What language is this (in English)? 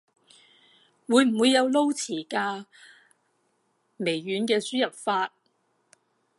Cantonese